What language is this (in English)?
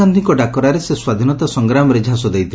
Odia